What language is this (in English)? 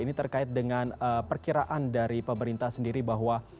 Indonesian